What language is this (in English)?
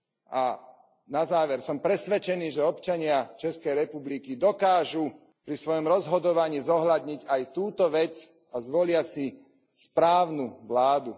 Slovak